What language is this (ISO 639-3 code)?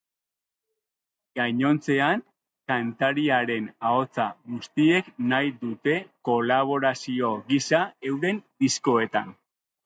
eus